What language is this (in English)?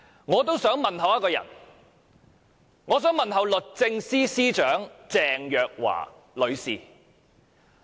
Cantonese